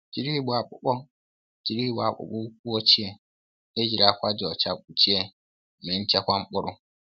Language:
Igbo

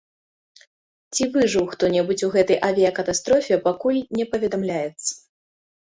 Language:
Belarusian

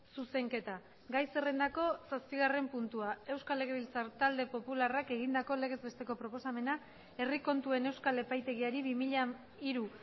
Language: Basque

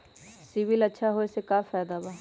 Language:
Magahi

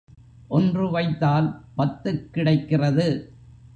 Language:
Tamil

